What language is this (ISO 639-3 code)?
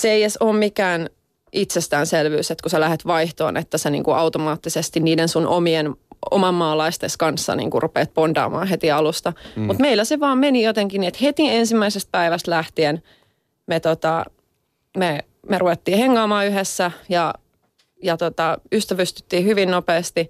fin